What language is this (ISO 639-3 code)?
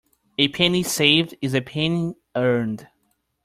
eng